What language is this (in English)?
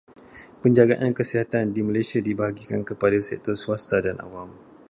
Malay